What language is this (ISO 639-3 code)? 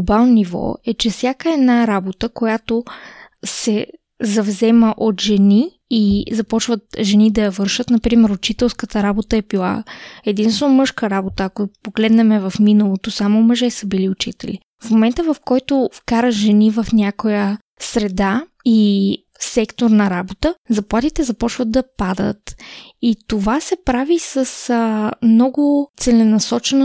bul